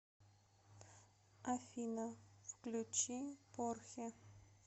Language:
Russian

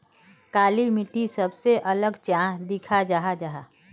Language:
Magahi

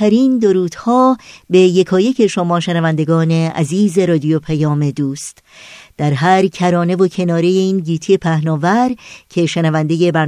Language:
Persian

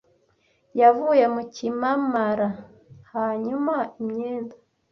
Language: Kinyarwanda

